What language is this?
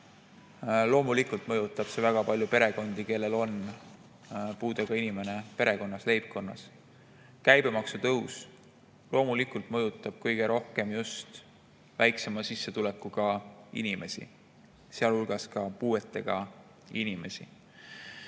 Estonian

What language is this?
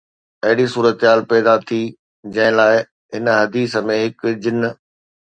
Sindhi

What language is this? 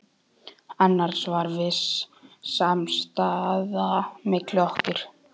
Icelandic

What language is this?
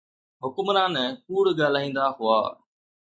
Sindhi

